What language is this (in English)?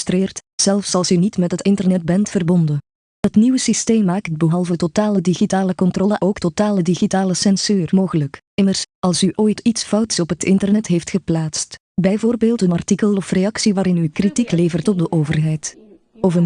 Dutch